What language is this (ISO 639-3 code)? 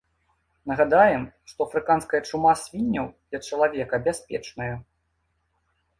bel